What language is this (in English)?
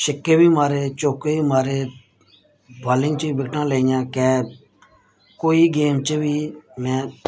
Dogri